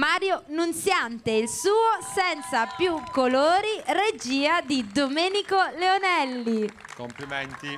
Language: Italian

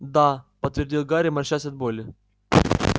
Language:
Russian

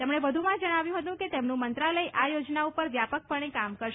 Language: Gujarati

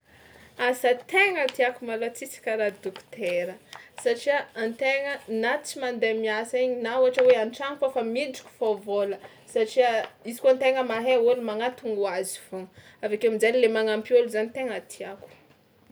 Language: Tsimihety Malagasy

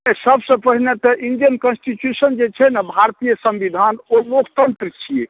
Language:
Maithili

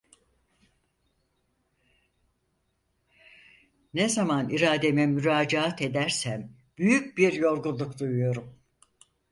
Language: Turkish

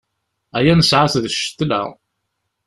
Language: Kabyle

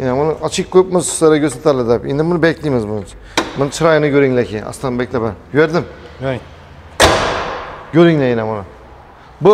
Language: Turkish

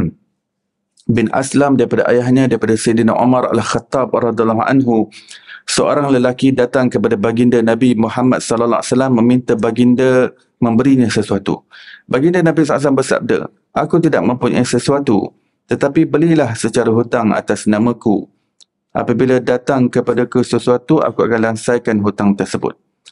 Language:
Malay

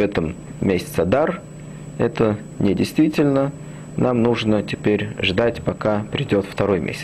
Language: Russian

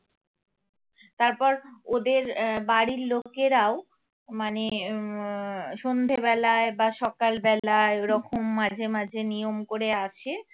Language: Bangla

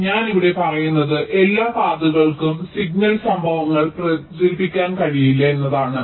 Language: Malayalam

